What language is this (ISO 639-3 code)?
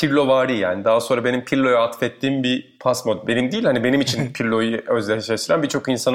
tur